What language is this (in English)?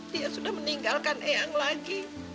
Indonesian